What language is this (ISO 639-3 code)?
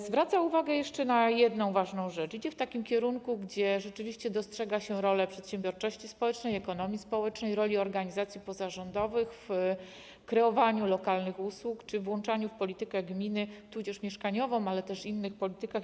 pol